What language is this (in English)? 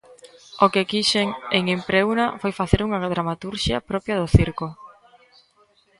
Galician